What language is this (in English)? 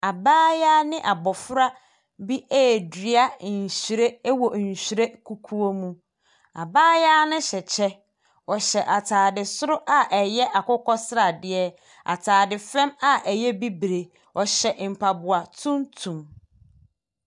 Akan